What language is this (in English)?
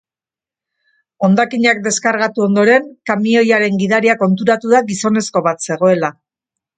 Basque